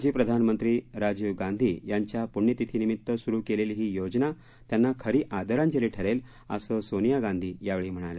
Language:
Marathi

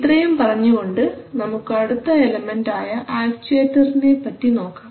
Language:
Malayalam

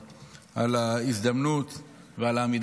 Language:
Hebrew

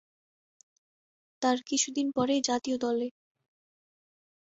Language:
Bangla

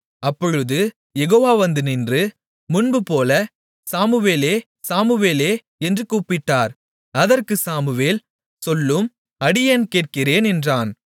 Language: Tamil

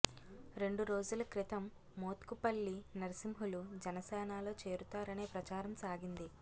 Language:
Telugu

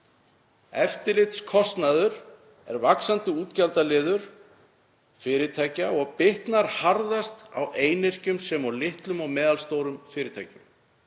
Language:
Icelandic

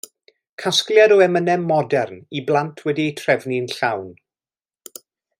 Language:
Welsh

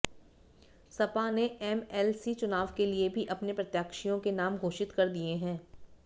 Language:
Hindi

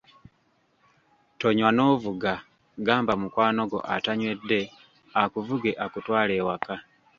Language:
Ganda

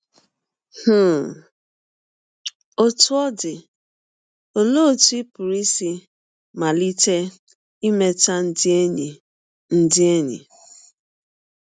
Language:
Igbo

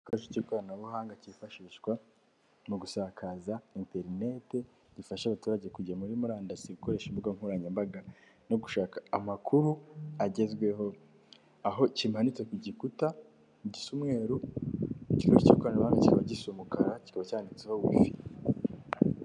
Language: Kinyarwanda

